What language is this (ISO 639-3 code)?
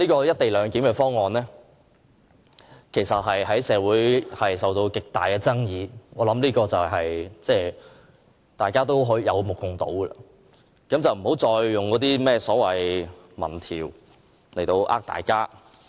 yue